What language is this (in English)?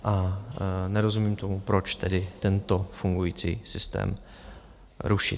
Czech